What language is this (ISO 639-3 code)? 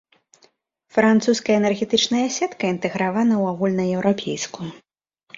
bel